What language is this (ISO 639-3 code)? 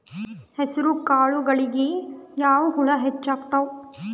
kan